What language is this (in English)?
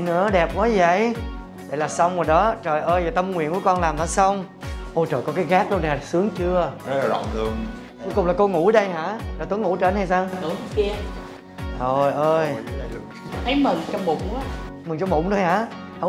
Vietnamese